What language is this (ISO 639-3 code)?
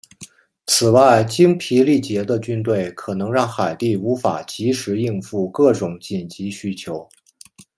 zho